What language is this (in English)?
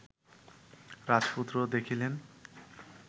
Bangla